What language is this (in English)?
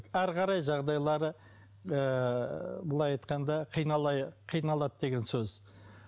Kazakh